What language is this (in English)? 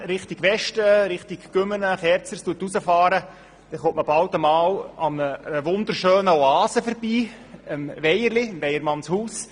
Swiss German